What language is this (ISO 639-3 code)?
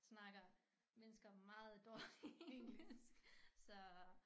dan